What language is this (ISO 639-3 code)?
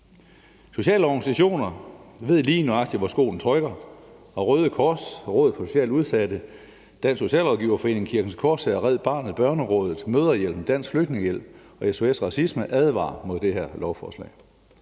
dan